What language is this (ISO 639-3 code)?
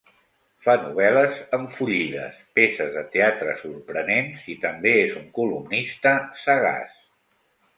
cat